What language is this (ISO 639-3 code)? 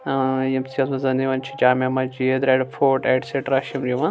kas